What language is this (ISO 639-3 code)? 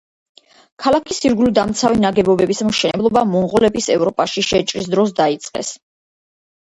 kat